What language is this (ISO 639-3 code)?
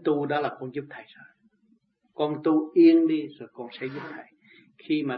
vie